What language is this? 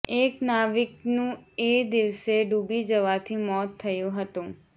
Gujarati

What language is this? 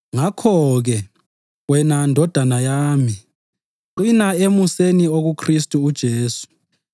North Ndebele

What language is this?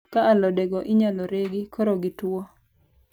Luo (Kenya and Tanzania)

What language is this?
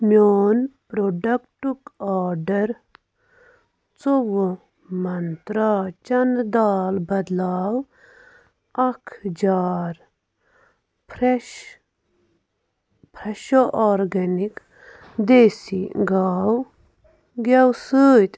Kashmiri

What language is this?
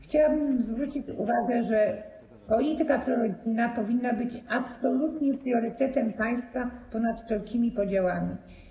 Polish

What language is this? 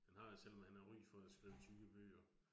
Danish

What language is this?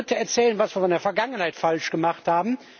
German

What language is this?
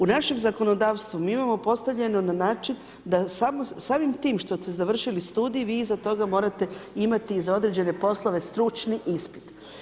Croatian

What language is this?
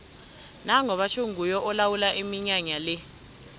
South Ndebele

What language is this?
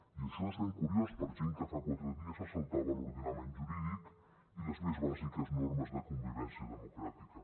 Catalan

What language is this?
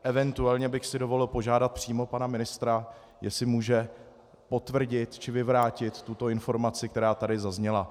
Czech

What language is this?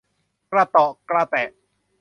Thai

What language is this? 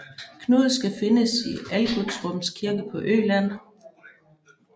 Danish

